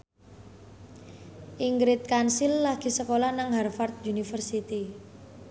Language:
Javanese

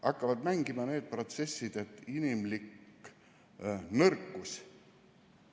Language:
Estonian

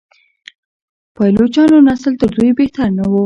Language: Pashto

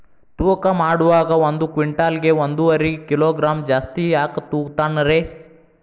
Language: Kannada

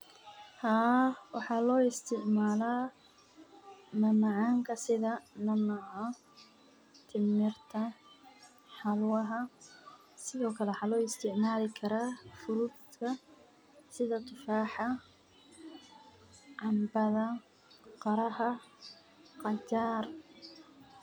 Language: Somali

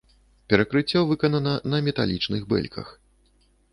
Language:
Belarusian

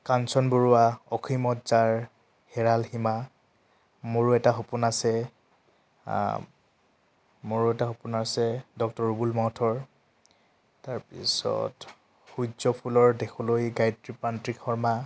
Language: Assamese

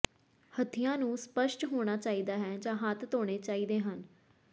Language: Punjabi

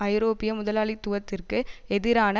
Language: Tamil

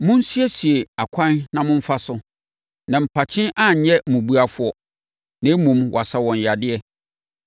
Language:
Akan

